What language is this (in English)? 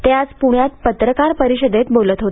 Marathi